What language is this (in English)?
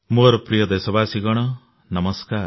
Odia